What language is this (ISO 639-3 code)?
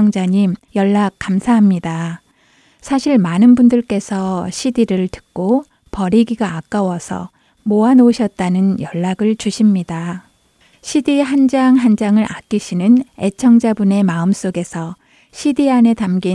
kor